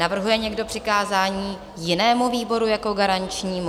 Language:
Czech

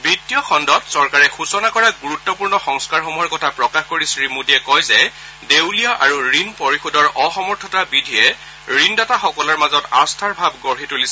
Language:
Assamese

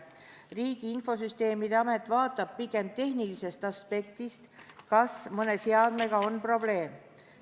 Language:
Estonian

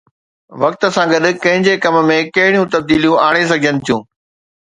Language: Sindhi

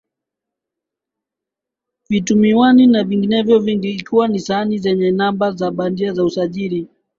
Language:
Swahili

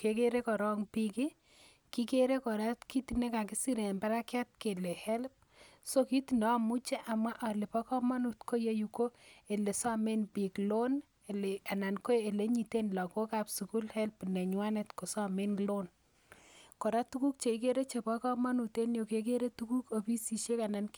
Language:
Kalenjin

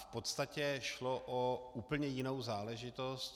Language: Czech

